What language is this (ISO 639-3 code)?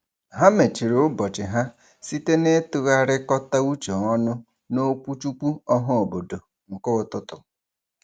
ibo